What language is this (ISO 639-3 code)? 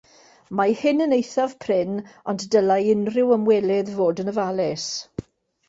cym